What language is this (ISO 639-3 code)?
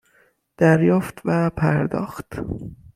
fas